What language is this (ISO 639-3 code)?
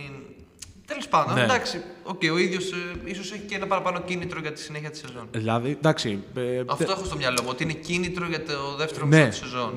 ell